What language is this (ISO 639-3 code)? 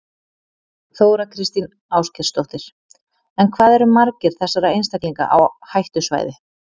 isl